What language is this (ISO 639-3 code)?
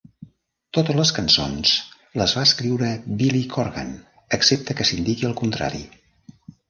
cat